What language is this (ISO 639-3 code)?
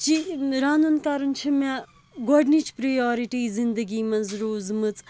kas